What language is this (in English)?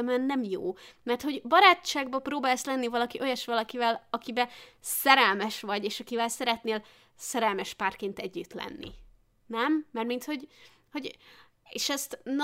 Hungarian